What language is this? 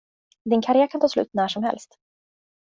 Swedish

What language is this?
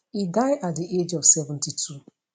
Nigerian Pidgin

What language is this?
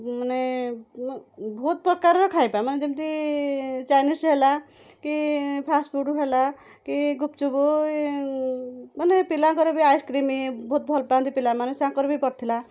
Odia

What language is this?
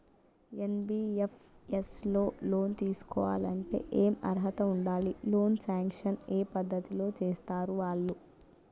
Telugu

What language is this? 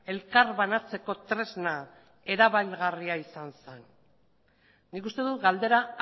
Basque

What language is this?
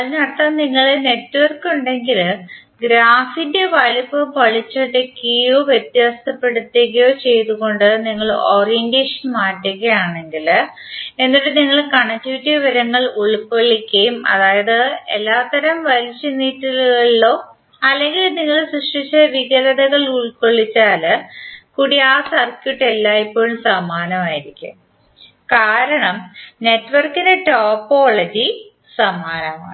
Malayalam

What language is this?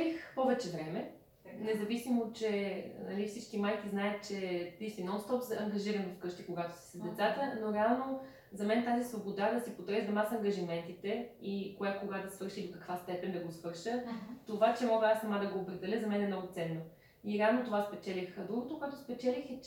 Bulgarian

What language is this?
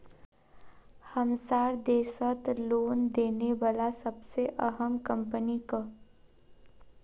Magahi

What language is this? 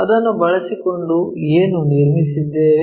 Kannada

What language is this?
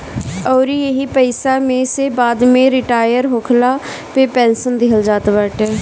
Bhojpuri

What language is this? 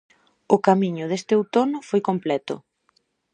Galician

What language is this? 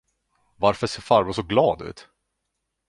Swedish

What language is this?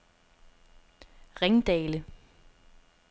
Danish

